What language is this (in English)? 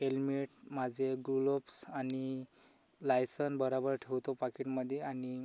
Marathi